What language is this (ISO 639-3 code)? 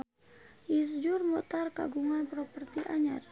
sun